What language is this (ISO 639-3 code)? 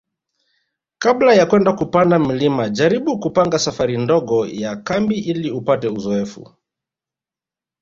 swa